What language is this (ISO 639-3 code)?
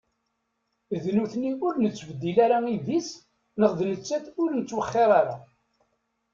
kab